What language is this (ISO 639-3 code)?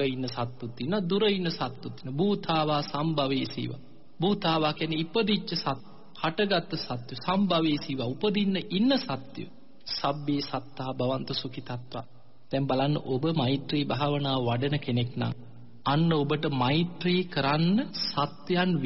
ron